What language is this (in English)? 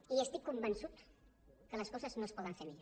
Catalan